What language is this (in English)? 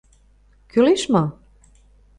Mari